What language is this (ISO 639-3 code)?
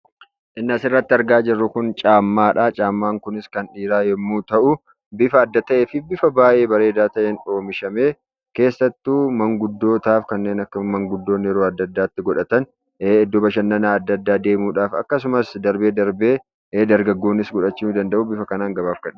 orm